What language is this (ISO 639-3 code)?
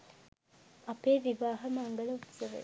sin